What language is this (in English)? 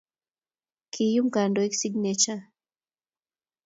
Kalenjin